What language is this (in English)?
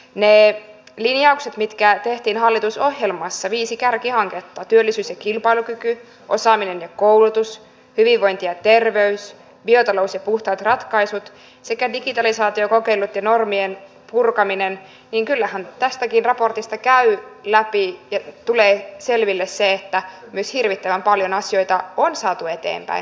Finnish